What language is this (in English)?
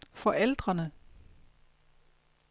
Danish